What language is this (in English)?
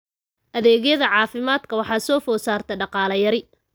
Somali